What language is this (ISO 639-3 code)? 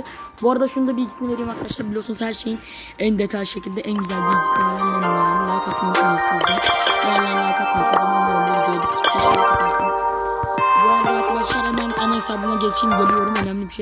tur